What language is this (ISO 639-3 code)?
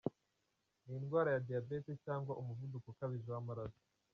kin